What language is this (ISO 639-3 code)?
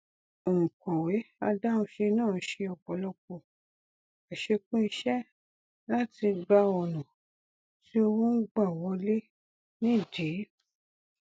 yor